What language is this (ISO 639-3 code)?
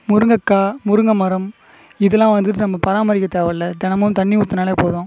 tam